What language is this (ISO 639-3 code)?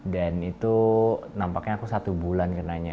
ind